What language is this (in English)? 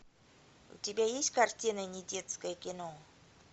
Russian